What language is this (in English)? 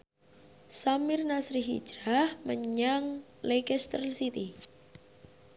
Javanese